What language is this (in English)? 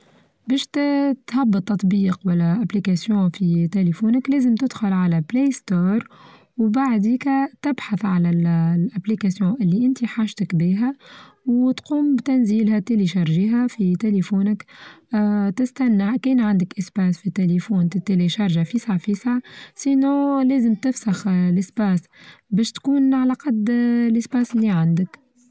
Tunisian Arabic